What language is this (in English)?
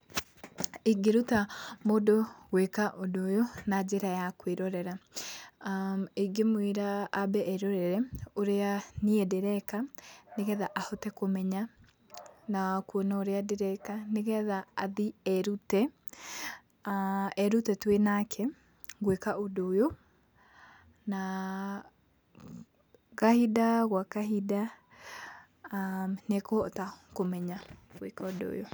Kikuyu